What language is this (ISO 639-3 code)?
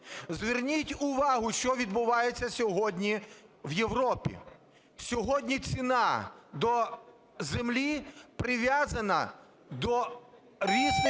ukr